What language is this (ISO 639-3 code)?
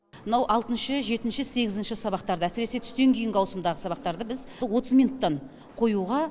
kaz